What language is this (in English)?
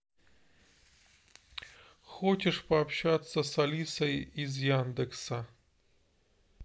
Russian